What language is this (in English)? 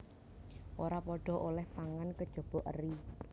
Javanese